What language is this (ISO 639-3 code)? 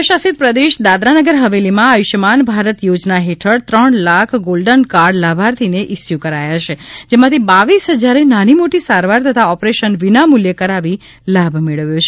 guj